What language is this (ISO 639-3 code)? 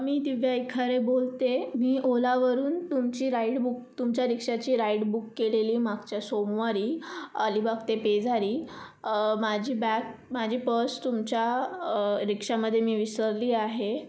mar